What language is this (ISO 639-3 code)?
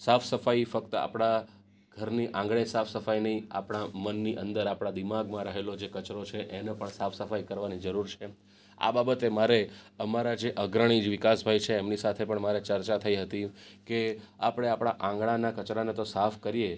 guj